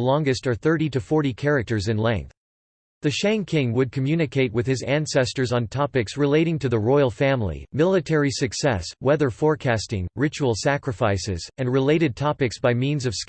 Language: English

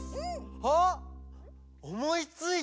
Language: Japanese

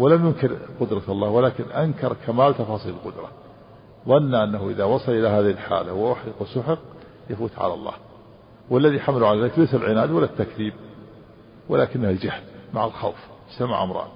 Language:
Arabic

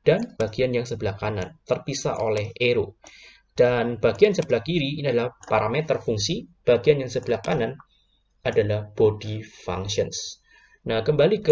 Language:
Indonesian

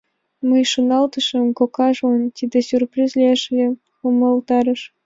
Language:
Mari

